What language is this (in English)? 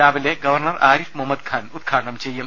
Malayalam